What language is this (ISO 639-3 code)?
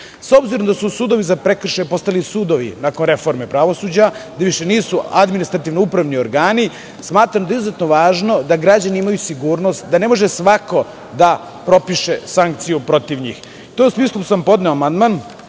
srp